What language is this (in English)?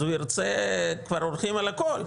Hebrew